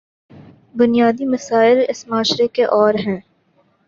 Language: Urdu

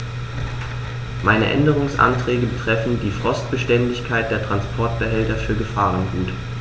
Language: German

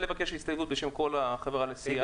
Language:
Hebrew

